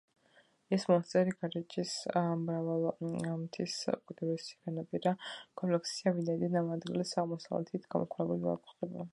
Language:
Georgian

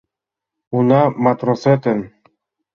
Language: Mari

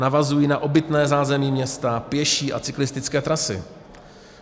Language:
Czech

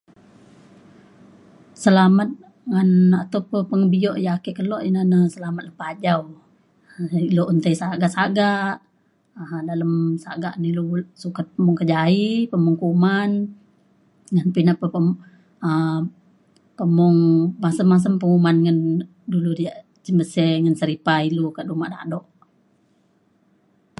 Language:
Mainstream Kenyah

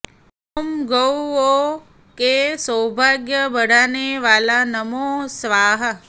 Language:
Sanskrit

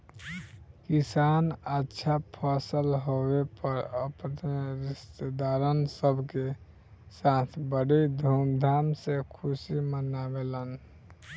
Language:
Bhojpuri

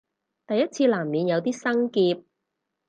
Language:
Cantonese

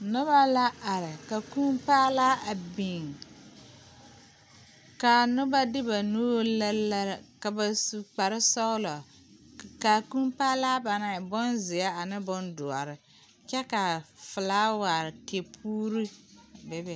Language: Southern Dagaare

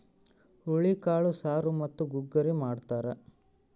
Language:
Kannada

